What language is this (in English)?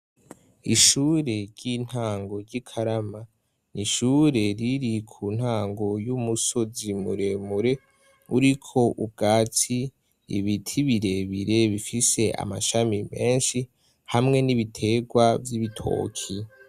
Rundi